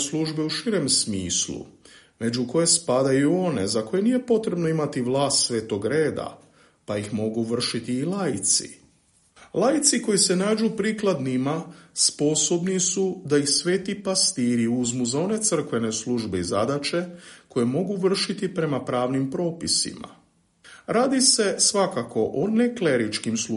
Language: Croatian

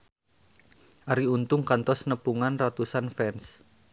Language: Sundanese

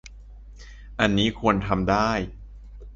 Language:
Thai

